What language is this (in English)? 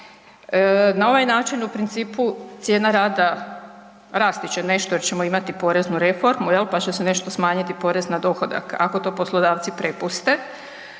Croatian